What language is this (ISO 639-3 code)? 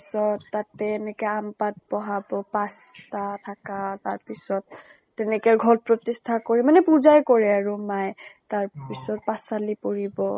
asm